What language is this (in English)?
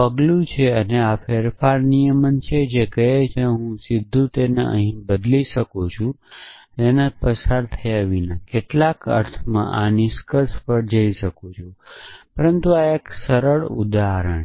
Gujarati